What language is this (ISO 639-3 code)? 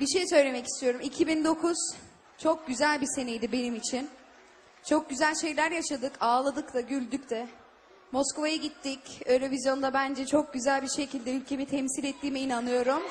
tur